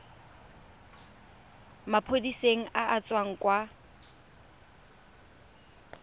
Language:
Tswana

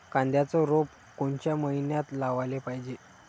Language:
Marathi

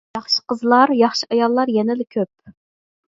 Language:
Uyghur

